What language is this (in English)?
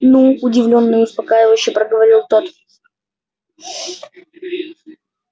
Russian